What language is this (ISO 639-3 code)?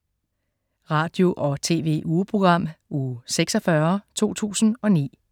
dan